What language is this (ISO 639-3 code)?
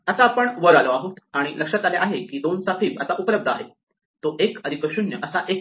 mar